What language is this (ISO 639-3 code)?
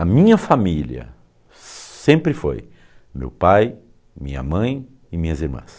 por